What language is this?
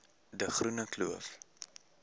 Afrikaans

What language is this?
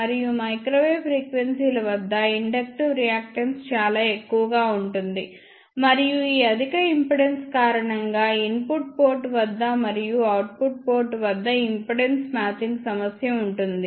Telugu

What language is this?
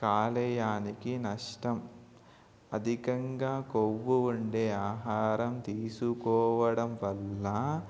Telugu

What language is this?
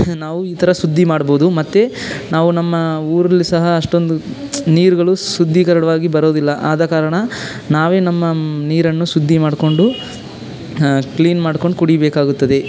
Kannada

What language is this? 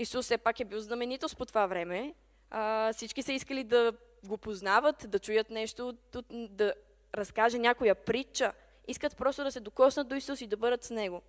Bulgarian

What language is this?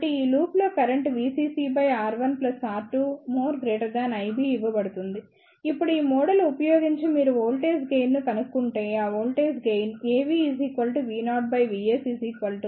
Telugu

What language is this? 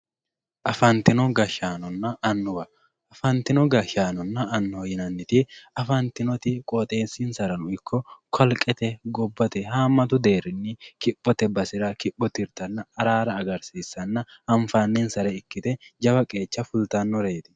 Sidamo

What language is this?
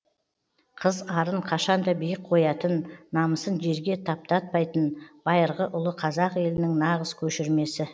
Kazakh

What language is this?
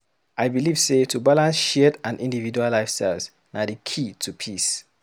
Nigerian Pidgin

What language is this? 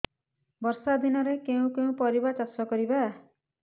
Odia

